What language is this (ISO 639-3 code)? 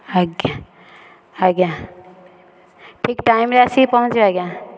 ori